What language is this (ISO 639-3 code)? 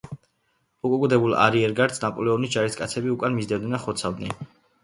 kat